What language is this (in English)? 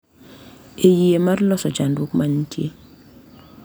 Luo (Kenya and Tanzania)